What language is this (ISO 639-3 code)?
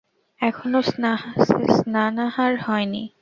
ben